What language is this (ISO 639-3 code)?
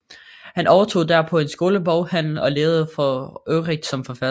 dan